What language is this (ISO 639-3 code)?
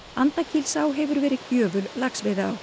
isl